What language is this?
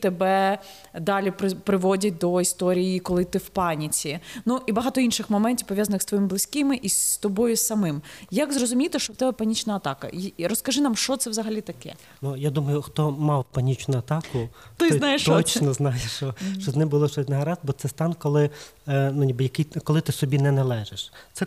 Ukrainian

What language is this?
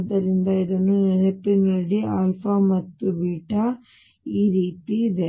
Kannada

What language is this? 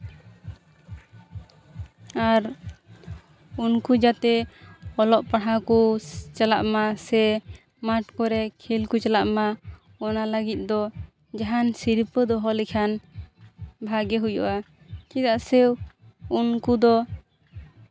Santali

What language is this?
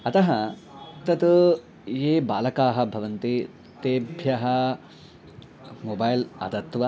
Sanskrit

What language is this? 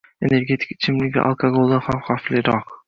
Uzbek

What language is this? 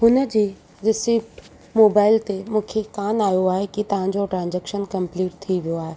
Sindhi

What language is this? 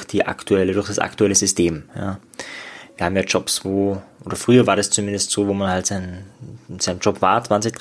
German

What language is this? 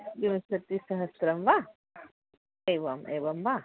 Sanskrit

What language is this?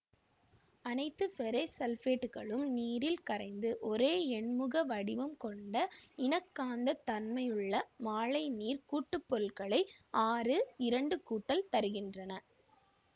Tamil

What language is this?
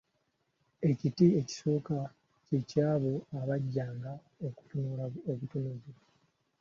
Ganda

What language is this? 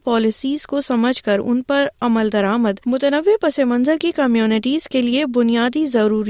Urdu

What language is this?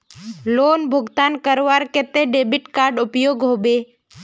Magahi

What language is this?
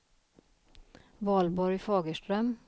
Swedish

